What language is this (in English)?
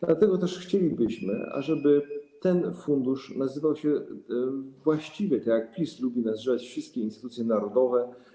Polish